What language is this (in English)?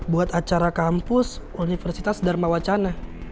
Indonesian